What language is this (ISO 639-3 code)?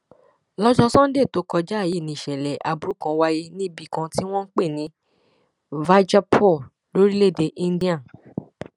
yor